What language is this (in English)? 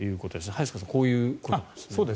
Japanese